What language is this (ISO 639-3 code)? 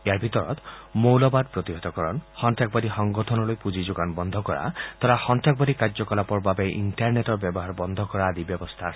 asm